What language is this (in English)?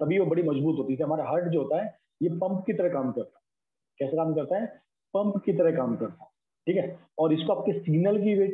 Hindi